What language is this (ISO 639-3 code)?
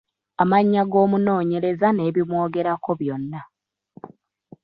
lug